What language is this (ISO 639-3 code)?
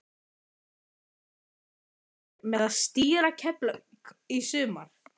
isl